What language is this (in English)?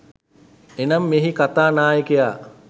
Sinhala